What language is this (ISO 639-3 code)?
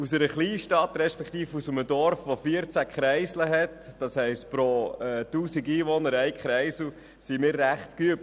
gsw